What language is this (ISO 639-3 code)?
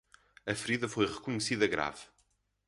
por